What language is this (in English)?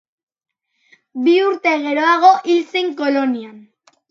Basque